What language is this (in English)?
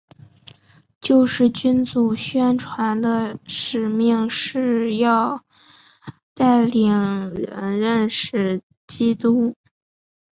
Chinese